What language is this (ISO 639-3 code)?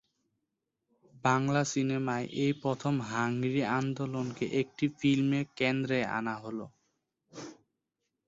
ben